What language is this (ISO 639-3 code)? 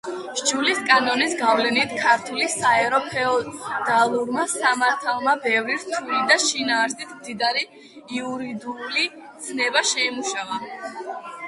kat